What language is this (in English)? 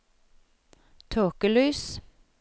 Norwegian